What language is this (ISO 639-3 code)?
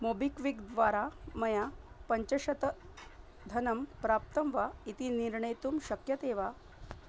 san